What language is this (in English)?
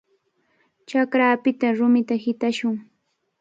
Cajatambo North Lima Quechua